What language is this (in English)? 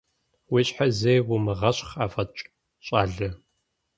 Kabardian